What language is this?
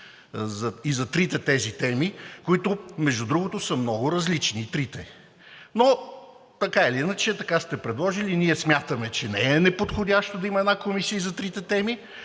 Bulgarian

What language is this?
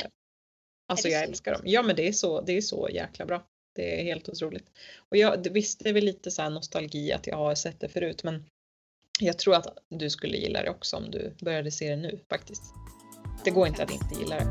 Swedish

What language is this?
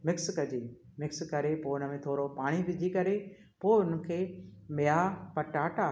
Sindhi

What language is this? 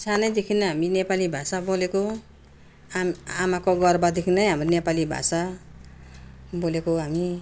Nepali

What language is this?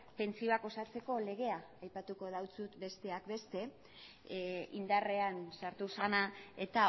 Basque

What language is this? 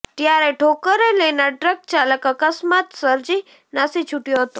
Gujarati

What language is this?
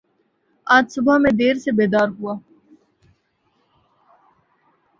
Urdu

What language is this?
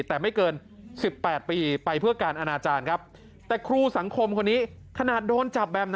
Thai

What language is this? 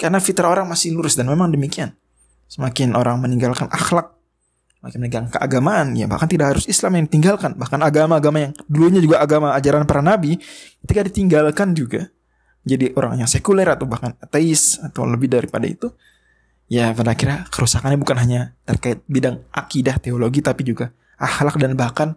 Indonesian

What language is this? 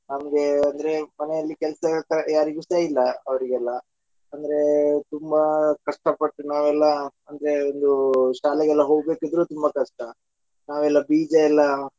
Kannada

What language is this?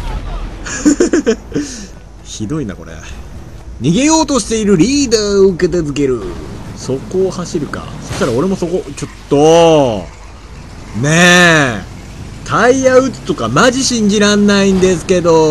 Japanese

